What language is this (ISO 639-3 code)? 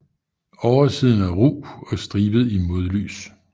dan